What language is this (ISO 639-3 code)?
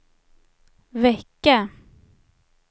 swe